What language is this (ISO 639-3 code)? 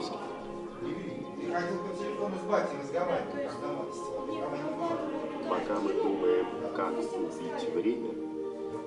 rus